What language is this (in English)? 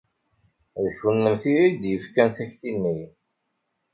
Kabyle